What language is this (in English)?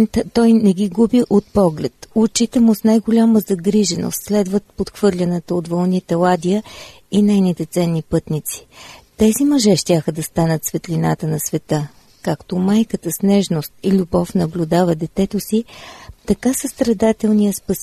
Bulgarian